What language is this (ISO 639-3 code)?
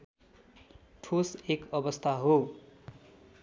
nep